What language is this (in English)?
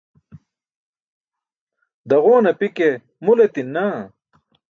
Burushaski